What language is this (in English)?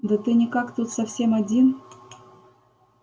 Russian